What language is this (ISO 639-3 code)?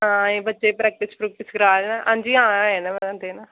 doi